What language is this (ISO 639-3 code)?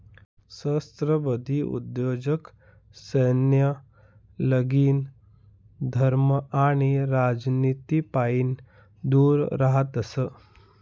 mar